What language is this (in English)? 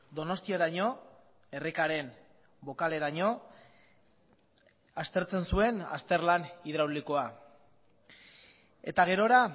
Basque